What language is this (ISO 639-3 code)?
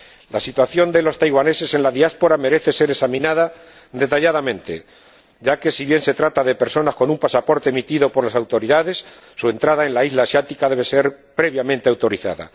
spa